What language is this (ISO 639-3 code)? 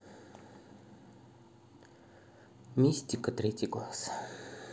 rus